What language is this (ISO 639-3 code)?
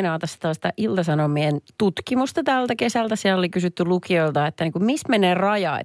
fin